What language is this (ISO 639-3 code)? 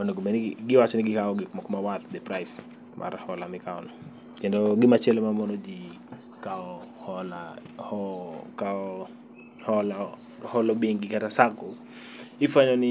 luo